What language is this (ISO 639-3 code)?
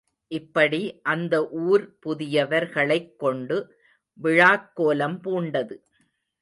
tam